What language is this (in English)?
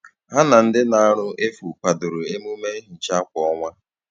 Igbo